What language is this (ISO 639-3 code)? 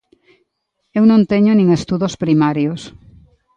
glg